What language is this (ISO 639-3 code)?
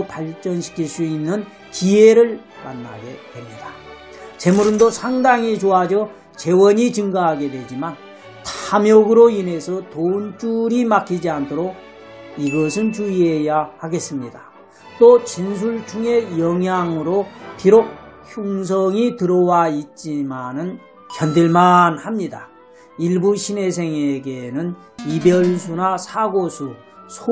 kor